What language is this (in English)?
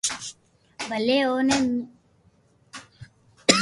Loarki